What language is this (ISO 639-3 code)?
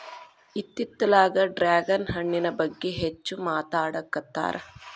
kan